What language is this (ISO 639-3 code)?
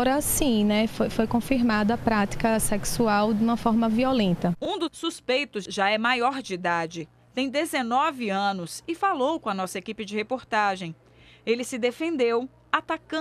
por